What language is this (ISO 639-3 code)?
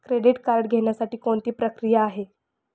mar